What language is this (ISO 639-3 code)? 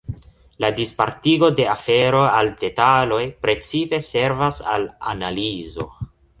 epo